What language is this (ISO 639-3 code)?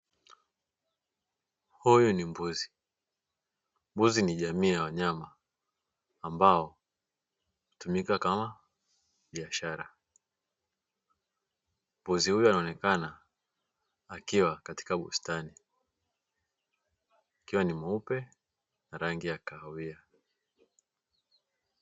swa